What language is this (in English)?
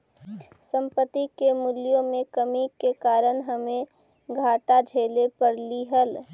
Magahi